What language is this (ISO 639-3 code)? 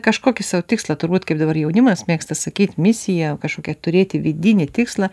lit